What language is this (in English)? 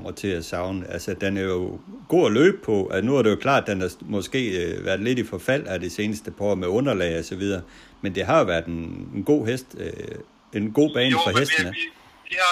Danish